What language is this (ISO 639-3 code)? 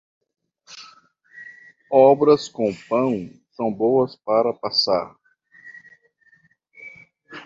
por